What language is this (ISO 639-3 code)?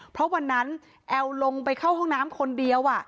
tha